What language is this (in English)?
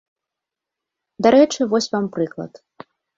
Belarusian